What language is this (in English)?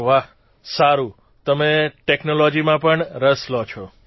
Gujarati